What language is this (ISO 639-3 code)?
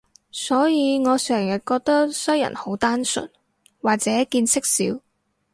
yue